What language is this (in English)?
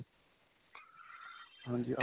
Punjabi